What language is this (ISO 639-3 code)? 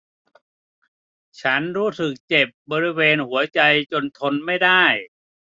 tha